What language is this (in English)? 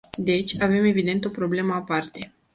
Romanian